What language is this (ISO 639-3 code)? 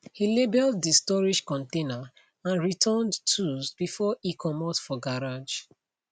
pcm